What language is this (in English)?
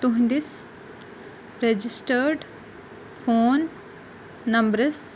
Kashmiri